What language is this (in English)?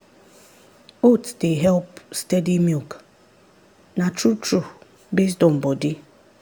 Nigerian Pidgin